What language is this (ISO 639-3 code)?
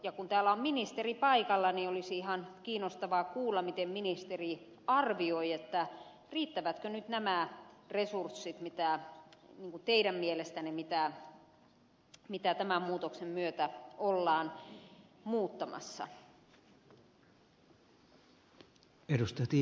fin